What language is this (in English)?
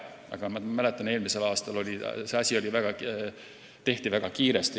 Estonian